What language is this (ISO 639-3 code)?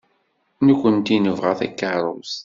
kab